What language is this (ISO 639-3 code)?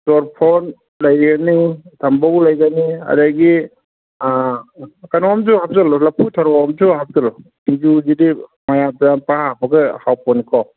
mni